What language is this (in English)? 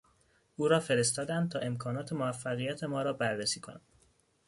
Persian